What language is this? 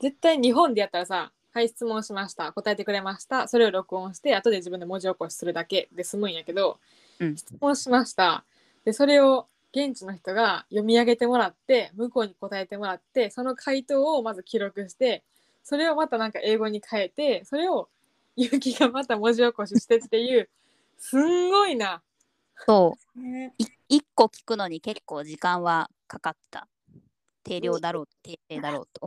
Japanese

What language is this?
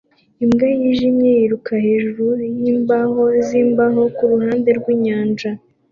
Kinyarwanda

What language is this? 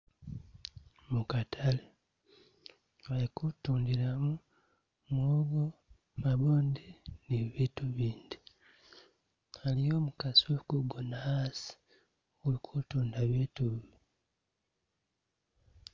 Masaaba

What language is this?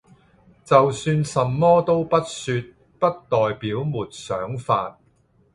Cantonese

